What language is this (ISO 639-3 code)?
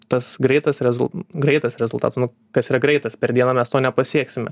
lit